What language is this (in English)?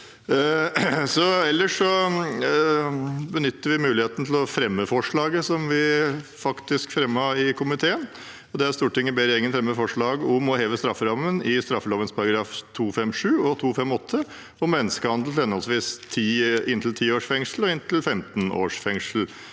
Norwegian